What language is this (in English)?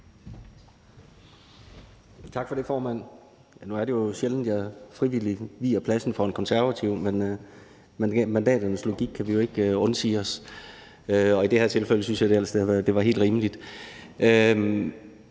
Danish